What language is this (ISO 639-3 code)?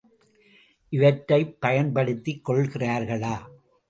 tam